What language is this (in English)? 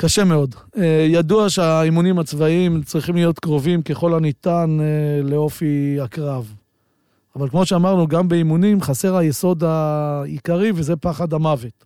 Hebrew